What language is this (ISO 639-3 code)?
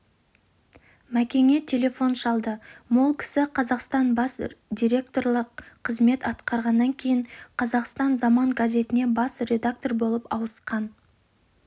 kaz